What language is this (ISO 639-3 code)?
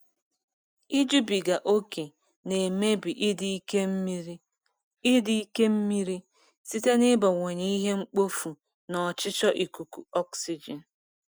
ibo